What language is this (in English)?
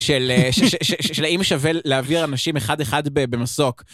Hebrew